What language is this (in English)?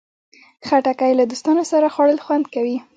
Pashto